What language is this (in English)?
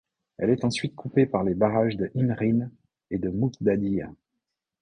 French